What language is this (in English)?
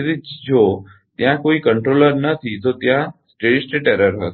Gujarati